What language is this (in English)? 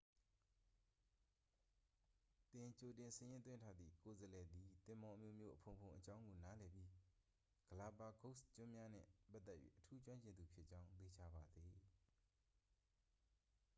Burmese